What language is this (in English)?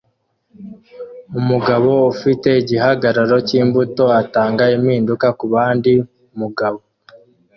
Kinyarwanda